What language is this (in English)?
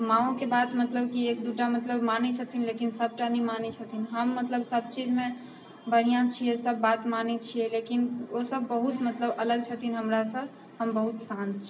Maithili